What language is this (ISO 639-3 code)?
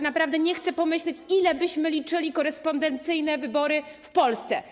pol